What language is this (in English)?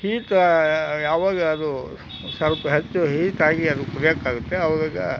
Kannada